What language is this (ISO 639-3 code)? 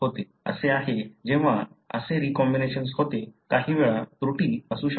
mar